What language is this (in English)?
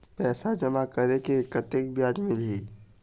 Chhattisgarhi